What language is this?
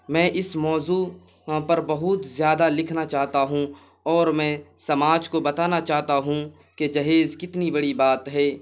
Urdu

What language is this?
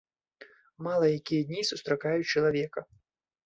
Belarusian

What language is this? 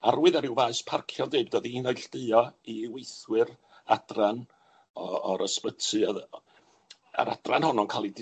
Welsh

